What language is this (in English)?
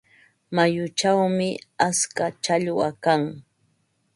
Ambo-Pasco Quechua